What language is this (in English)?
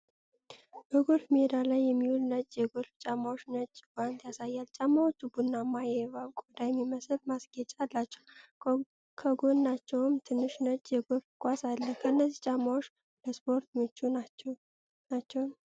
Amharic